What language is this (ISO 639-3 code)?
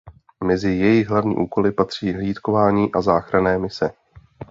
ces